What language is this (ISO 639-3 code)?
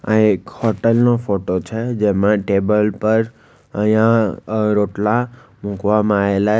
guj